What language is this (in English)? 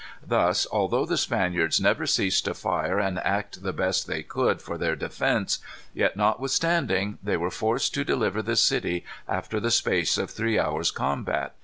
English